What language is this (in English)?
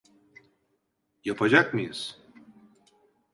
Turkish